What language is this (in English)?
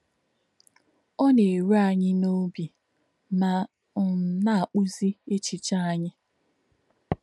Igbo